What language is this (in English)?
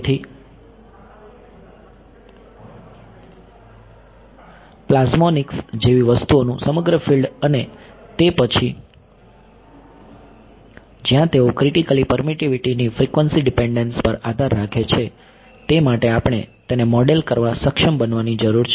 Gujarati